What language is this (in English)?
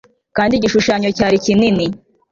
Kinyarwanda